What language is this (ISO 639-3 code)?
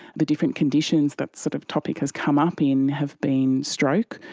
eng